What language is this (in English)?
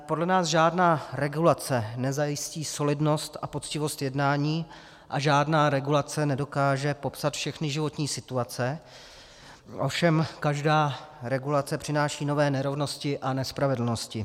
Czech